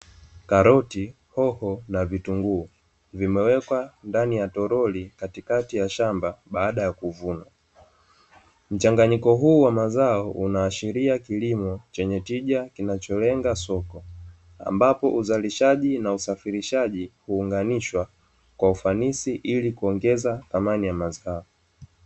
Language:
Swahili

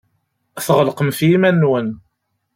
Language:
Kabyle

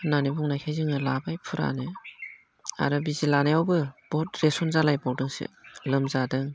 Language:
Bodo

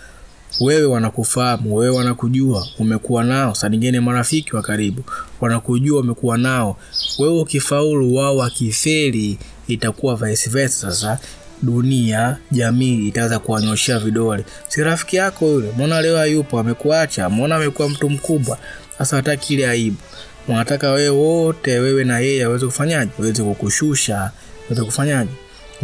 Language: Swahili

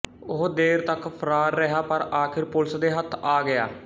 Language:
Punjabi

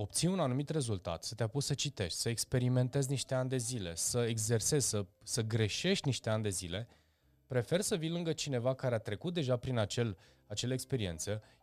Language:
Romanian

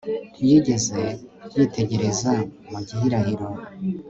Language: Kinyarwanda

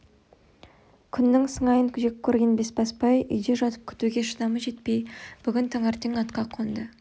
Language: Kazakh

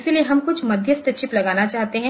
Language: Hindi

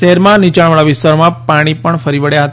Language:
Gujarati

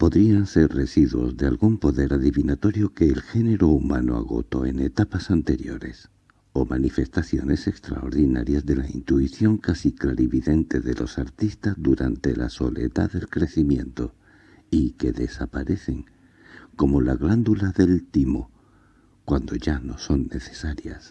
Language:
Spanish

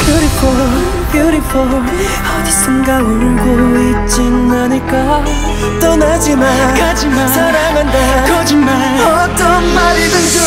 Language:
Korean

